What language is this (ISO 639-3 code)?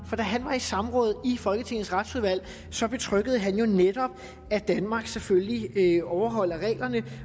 dan